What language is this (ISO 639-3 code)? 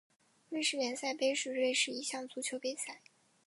zho